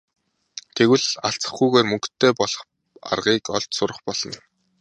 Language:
Mongolian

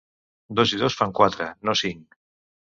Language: Catalan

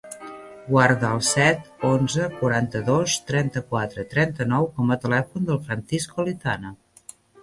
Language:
Catalan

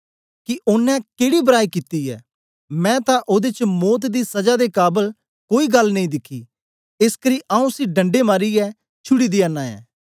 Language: Dogri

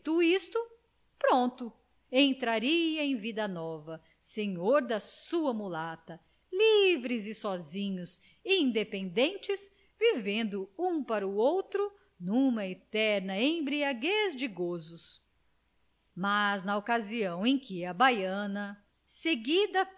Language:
Portuguese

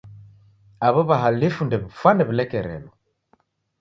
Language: Taita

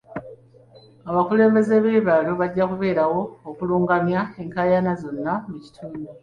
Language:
Ganda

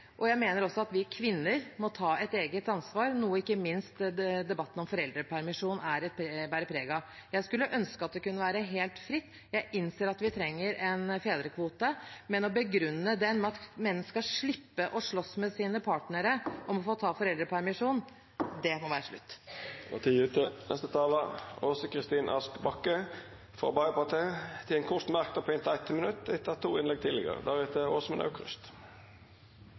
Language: Norwegian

